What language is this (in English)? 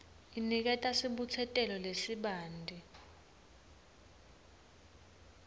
Swati